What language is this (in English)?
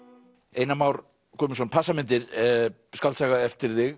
Icelandic